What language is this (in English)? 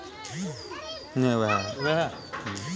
Maithili